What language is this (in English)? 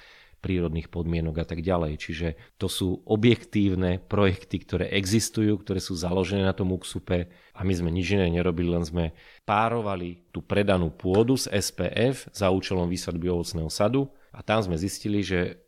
Slovak